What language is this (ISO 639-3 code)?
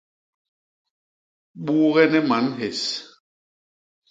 bas